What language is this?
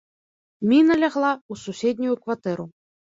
Belarusian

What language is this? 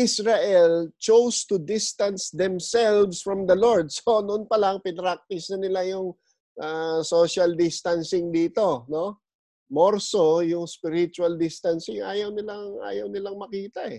Filipino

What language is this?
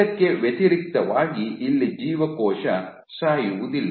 Kannada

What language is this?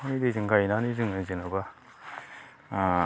Bodo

